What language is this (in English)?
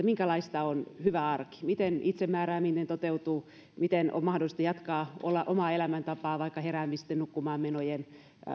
Finnish